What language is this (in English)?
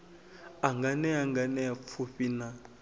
Venda